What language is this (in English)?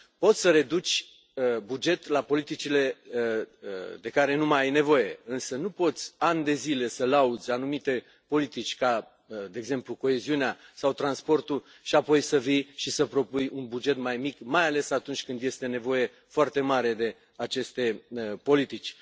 Romanian